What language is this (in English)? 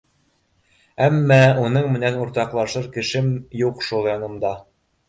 Bashkir